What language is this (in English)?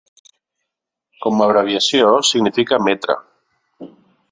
Catalan